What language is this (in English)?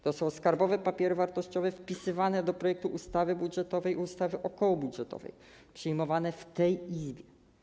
Polish